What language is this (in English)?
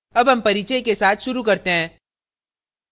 Hindi